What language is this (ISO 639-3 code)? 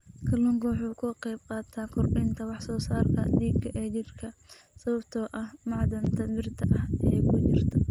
som